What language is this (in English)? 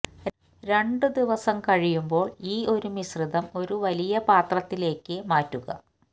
Malayalam